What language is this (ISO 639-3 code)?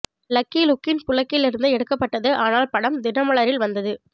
tam